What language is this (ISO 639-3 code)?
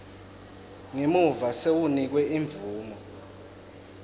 ssw